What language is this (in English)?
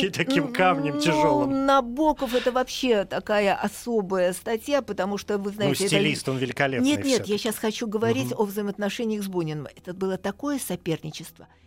Russian